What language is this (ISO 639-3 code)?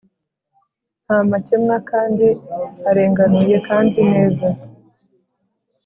kin